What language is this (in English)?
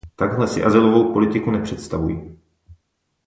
Czech